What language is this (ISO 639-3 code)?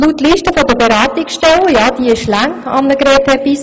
gsw